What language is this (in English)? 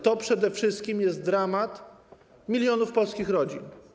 Polish